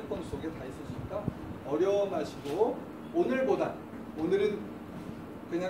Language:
Korean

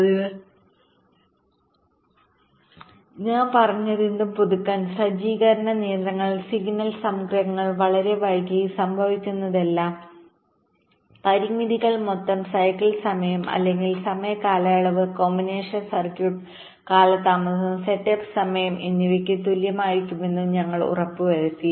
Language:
Malayalam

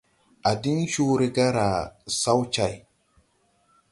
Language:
Tupuri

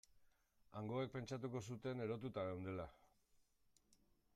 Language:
Basque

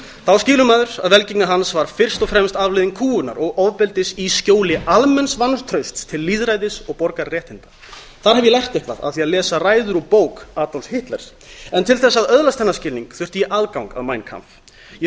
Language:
Icelandic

